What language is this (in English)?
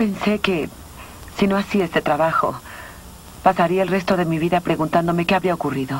Spanish